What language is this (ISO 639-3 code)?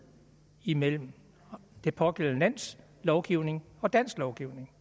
dan